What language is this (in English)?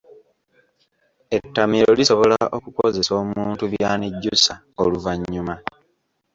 Ganda